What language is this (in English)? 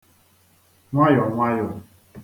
Igbo